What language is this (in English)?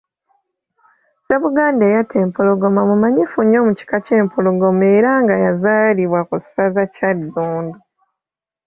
Ganda